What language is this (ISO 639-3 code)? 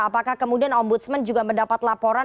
ind